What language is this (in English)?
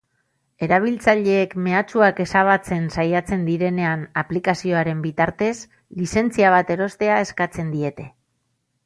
Basque